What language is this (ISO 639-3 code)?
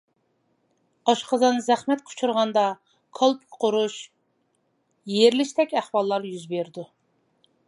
uig